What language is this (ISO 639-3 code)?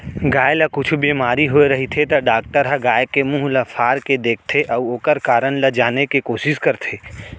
hne